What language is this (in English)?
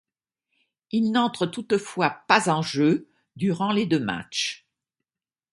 French